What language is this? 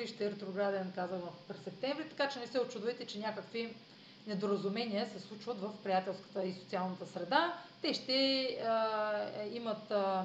Bulgarian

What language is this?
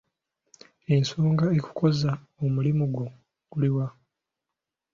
Ganda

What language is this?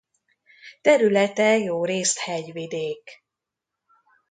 Hungarian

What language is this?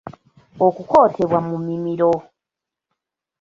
Ganda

